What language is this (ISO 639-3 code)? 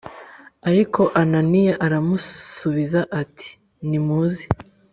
kin